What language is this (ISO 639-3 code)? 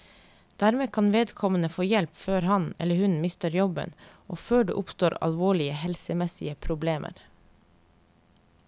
nor